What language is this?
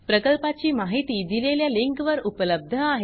Marathi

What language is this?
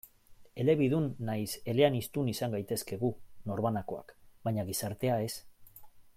Basque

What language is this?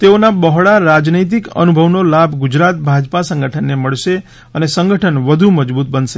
Gujarati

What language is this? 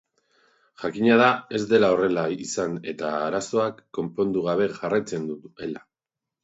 Basque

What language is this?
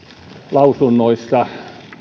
Finnish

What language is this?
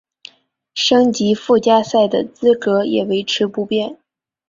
Chinese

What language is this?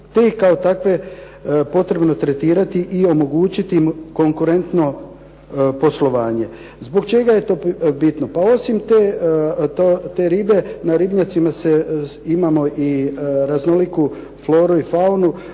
Croatian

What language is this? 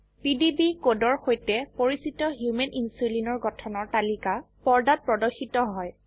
Assamese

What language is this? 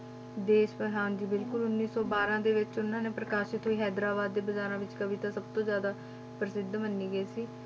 Punjabi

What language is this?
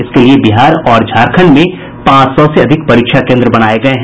Hindi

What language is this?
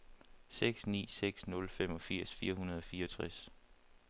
Danish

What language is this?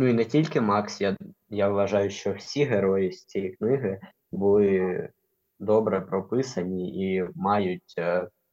Ukrainian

